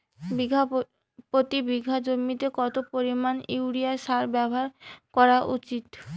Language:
Bangla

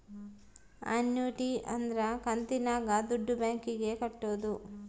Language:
Kannada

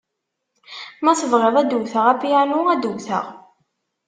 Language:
Kabyle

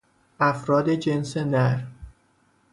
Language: Persian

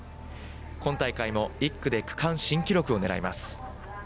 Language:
Japanese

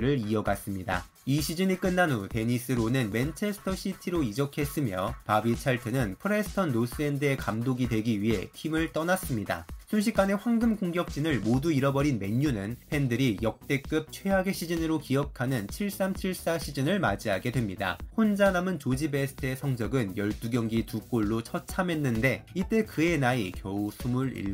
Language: Korean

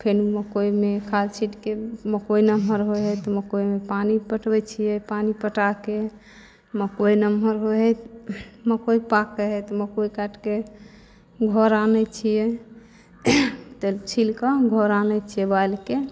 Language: Maithili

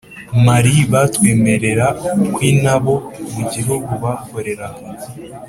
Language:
Kinyarwanda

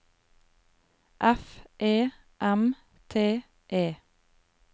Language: Norwegian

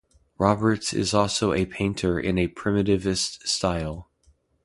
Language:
English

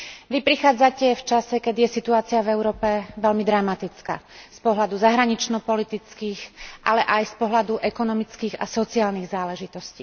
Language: Slovak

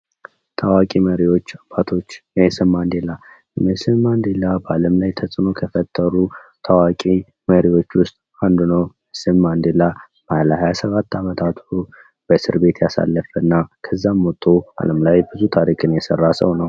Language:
Amharic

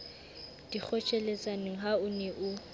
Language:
Southern Sotho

